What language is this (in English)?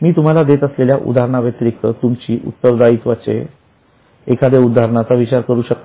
Marathi